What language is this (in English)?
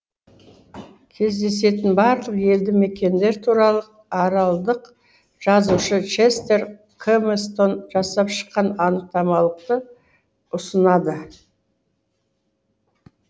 Kazakh